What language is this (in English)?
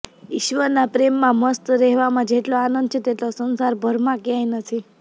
Gujarati